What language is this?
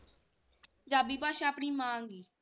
Punjabi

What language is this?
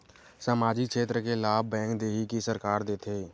Chhattisgarhi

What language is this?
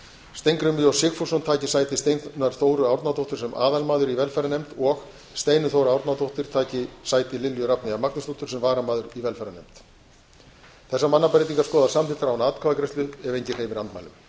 Icelandic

